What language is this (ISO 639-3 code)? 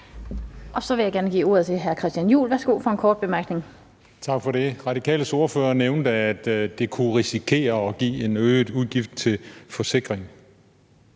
dan